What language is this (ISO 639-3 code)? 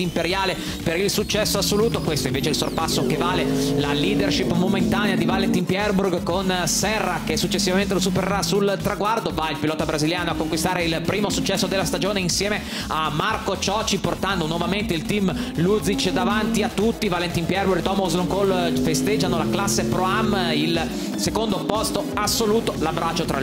ita